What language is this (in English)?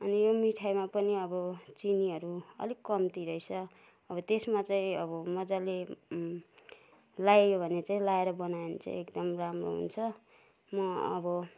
Nepali